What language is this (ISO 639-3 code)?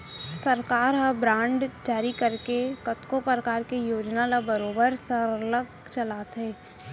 hne